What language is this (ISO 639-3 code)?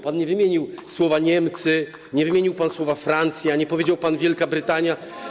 pol